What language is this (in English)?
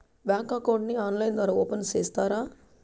Telugu